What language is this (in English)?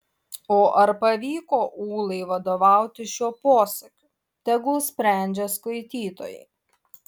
Lithuanian